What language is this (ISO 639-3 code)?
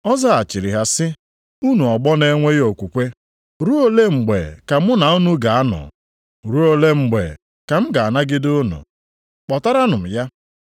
ibo